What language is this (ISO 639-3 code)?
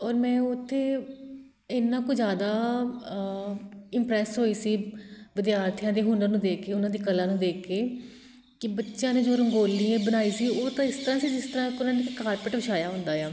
pan